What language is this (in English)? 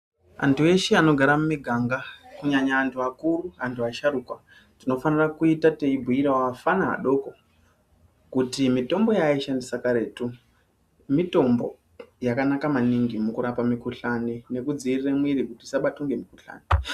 Ndau